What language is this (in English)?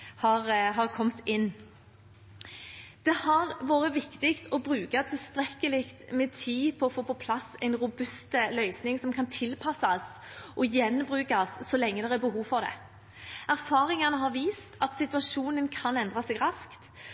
Norwegian Bokmål